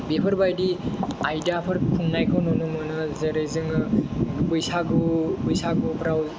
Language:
Bodo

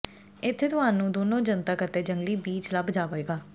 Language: Punjabi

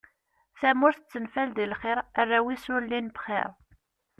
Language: Kabyle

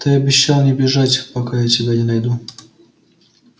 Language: Russian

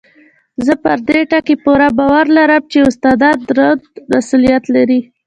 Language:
Pashto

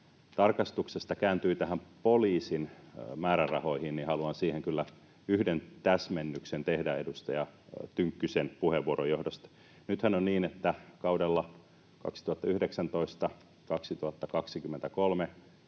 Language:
Finnish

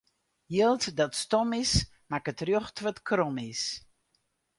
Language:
Western Frisian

